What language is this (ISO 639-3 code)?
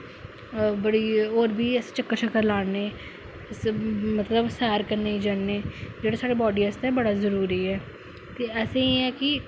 doi